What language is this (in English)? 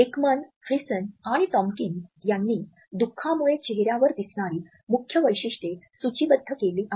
Marathi